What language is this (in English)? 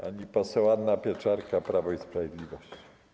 Polish